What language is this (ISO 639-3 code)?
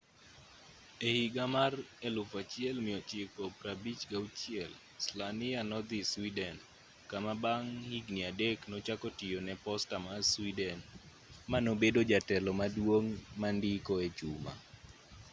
luo